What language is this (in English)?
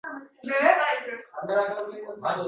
Uzbek